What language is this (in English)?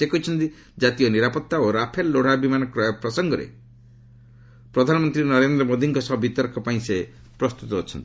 Odia